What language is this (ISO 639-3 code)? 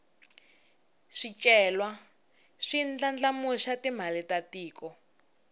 tso